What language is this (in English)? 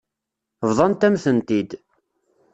Kabyle